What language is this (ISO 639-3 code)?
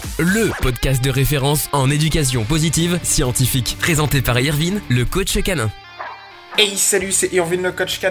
fra